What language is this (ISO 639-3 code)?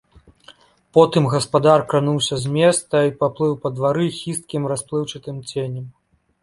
bel